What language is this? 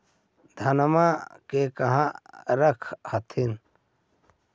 Magahi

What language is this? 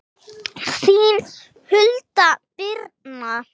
Icelandic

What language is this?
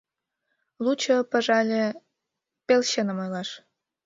Mari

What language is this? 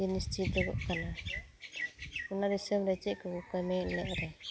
Santali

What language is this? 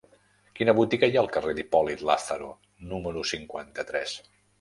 Catalan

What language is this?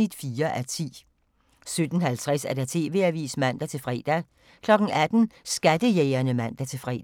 Danish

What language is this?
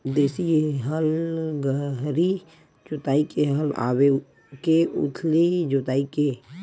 Chhattisgarhi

